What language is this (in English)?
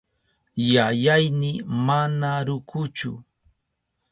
Southern Pastaza Quechua